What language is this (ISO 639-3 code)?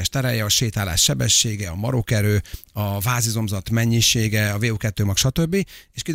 hun